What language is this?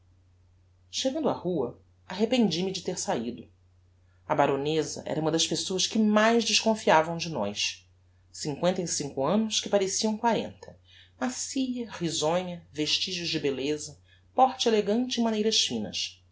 Portuguese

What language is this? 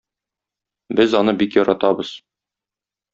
Tatar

